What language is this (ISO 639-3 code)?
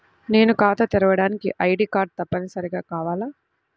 tel